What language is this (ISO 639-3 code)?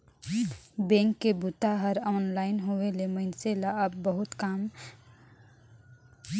hne